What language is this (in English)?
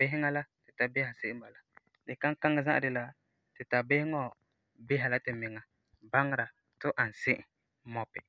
Frafra